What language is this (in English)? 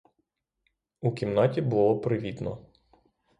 Ukrainian